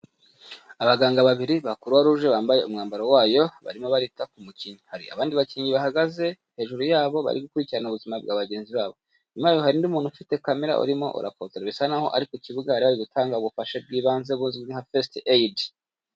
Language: Kinyarwanda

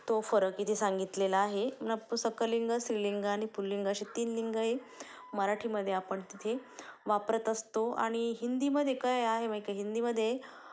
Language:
Marathi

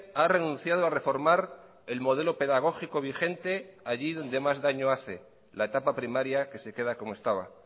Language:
Spanish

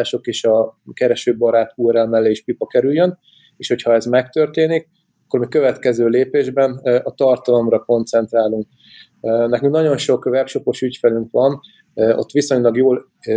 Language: Hungarian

